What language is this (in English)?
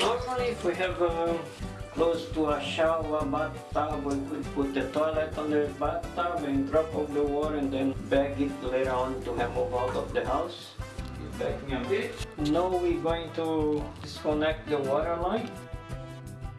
English